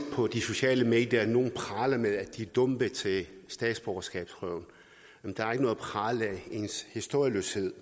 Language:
Danish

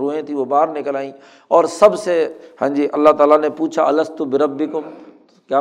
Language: Urdu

